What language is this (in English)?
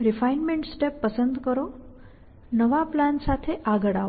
Gujarati